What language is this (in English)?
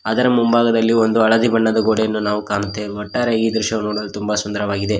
Kannada